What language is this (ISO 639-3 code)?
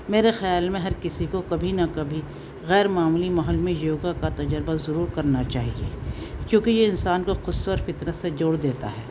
urd